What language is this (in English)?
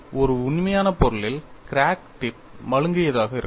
Tamil